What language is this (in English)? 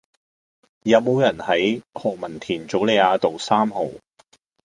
Cantonese